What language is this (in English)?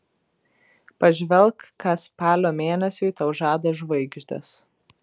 Lithuanian